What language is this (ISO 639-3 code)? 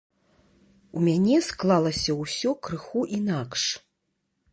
bel